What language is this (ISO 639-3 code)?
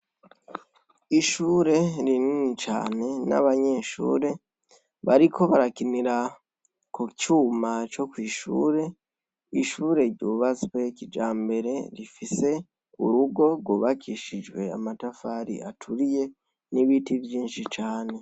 run